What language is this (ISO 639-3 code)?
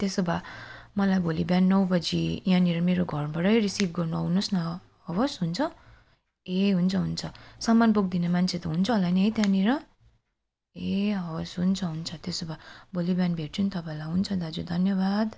nep